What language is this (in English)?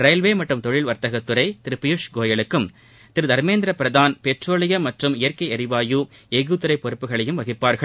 Tamil